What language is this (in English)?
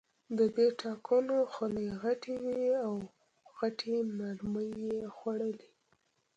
Pashto